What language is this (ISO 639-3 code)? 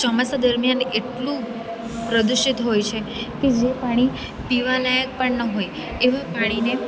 guj